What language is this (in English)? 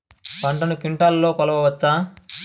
Telugu